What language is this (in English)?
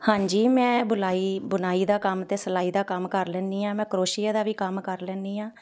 Punjabi